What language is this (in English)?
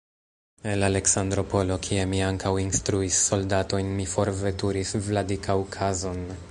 Esperanto